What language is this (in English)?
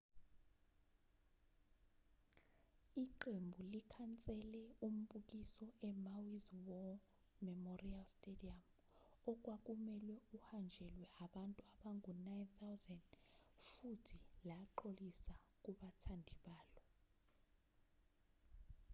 Zulu